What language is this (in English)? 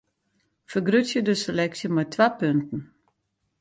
Western Frisian